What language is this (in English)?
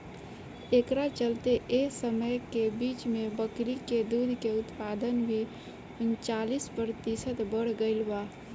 Bhojpuri